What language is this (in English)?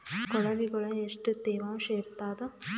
Kannada